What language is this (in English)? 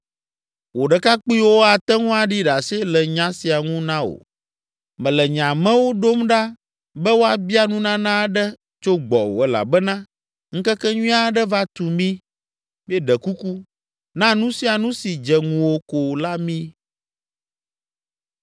Ewe